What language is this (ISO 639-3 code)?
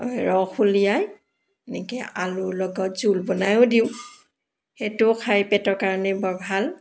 asm